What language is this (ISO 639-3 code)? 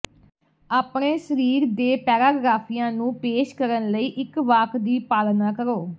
pan